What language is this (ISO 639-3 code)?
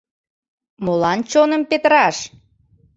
chm